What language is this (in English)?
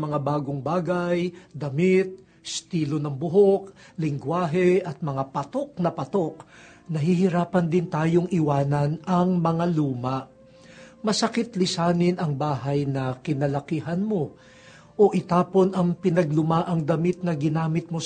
Filipino